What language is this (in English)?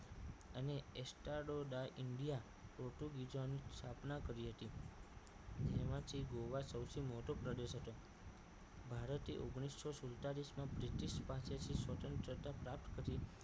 Gujarati